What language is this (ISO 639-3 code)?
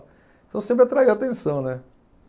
por